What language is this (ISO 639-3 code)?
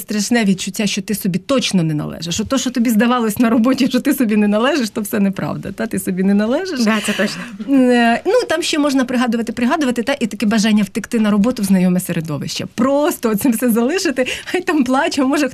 ukr